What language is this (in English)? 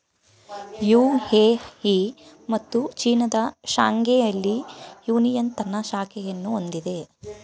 Kannada